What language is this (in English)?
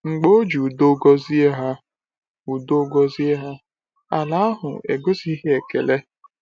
Igbo